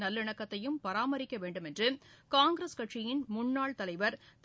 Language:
Tamil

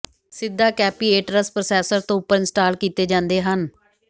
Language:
Punjabi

